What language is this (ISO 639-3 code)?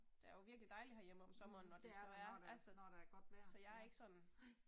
dan